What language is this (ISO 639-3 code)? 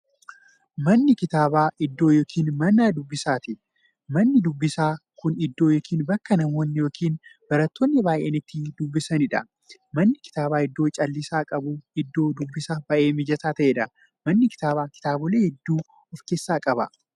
orm